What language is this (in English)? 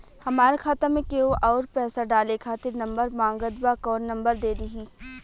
Bhojpuri